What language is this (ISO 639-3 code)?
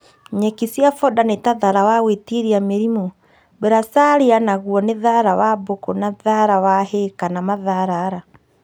kik